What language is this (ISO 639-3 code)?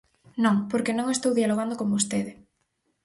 glg